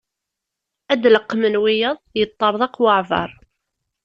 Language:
Kabyle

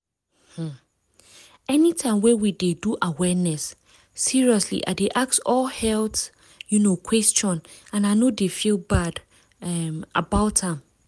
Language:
Nigerian Pidgin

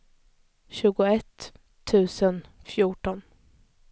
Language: Swedish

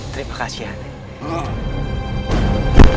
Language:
Indonesian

